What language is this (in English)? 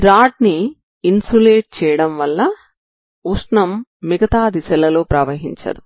Telugu